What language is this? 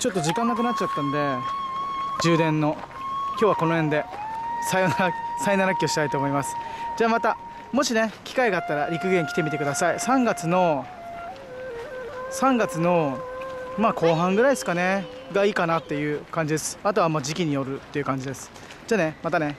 Japanese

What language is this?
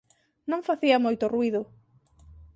Galician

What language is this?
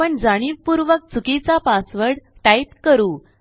Marathi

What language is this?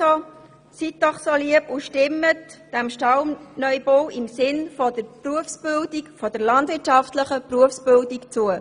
Swiss German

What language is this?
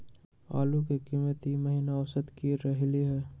Magahi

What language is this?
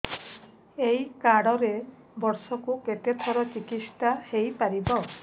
Odia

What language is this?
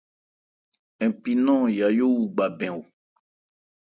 Ebrié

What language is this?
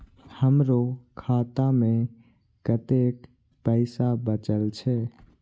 Maithili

